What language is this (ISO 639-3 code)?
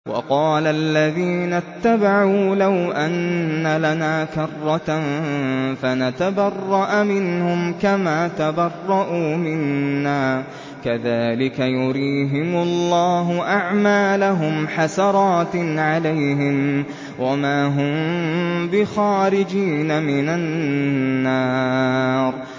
ara